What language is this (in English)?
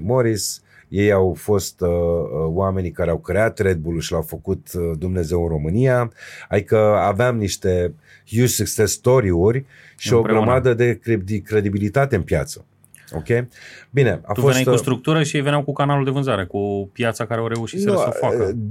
Romanian